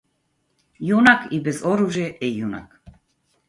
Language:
Macedonian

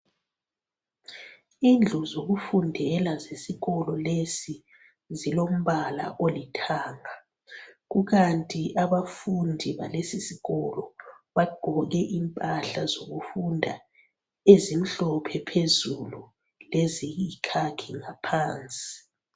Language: North Ndebele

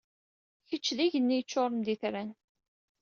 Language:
Kabyle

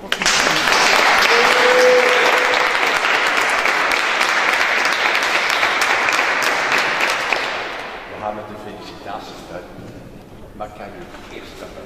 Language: Dutch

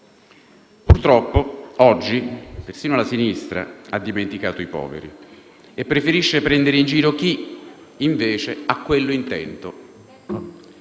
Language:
Italian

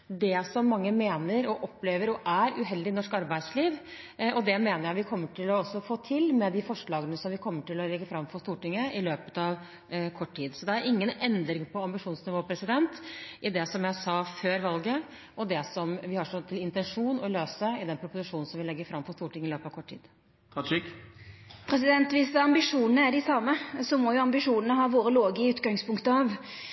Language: Norwegian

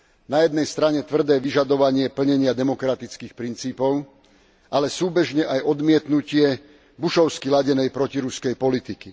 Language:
Slovak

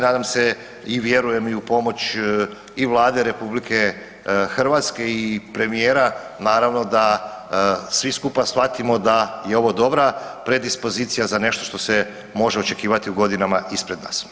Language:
Croatian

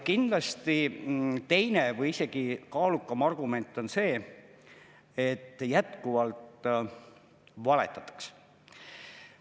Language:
Estonian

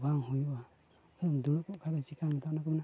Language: Santali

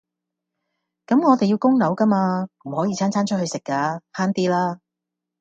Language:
Cantonese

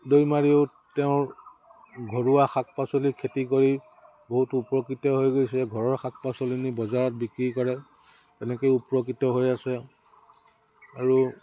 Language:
Assamese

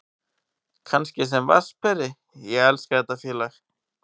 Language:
Icelandic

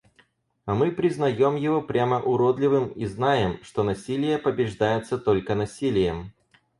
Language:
Russian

